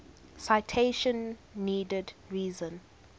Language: English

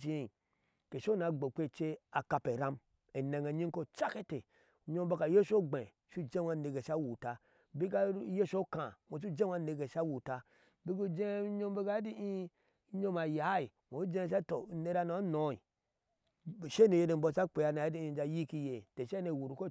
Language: Ashe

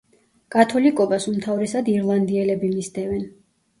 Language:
Georgian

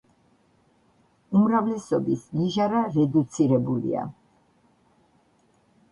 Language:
Georgian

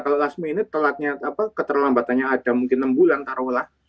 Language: Indonesian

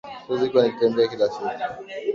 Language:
Swahili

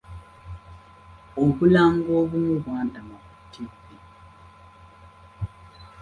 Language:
Ganda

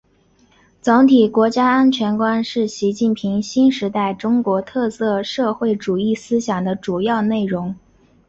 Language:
Chinese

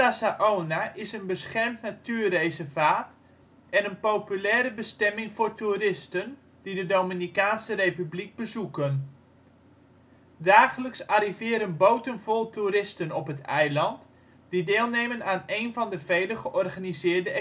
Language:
Dutch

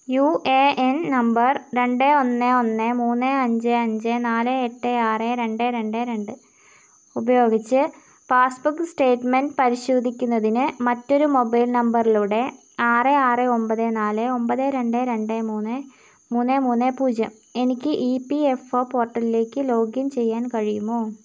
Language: Malayalam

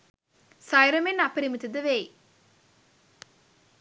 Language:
Sinhala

